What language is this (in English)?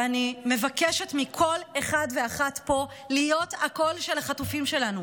Hebrew